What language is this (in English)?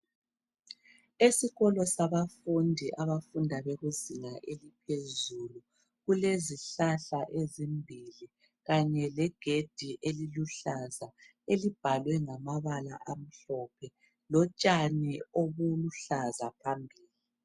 North Ndebele